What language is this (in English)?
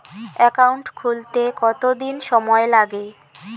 Bangla